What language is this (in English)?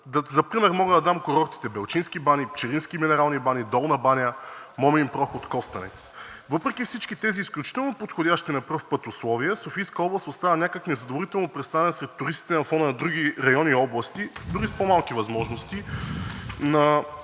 Bulgarian